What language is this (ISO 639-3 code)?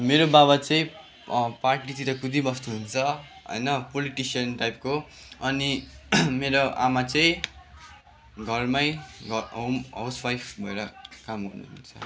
nep